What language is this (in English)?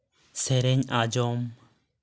Santali